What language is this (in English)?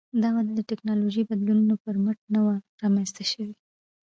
Pashto